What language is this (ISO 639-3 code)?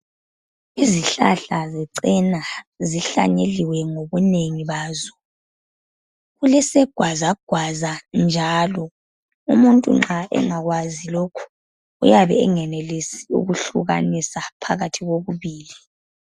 nde